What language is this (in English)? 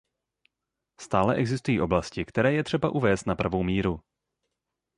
Czech